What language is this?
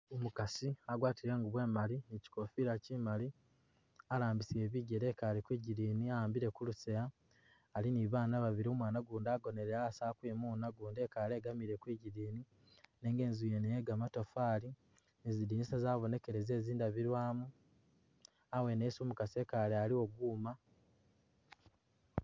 Masaaba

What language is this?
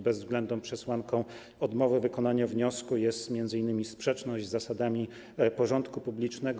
Polish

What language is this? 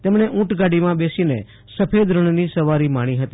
Gujarati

